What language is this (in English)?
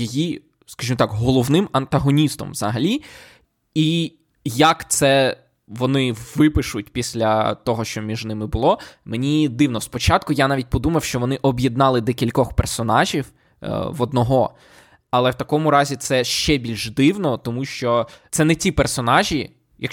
Ukrainian